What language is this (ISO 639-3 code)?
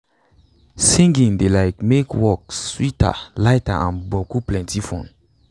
pcm